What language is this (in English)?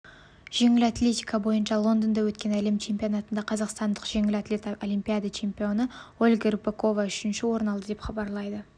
Kazakh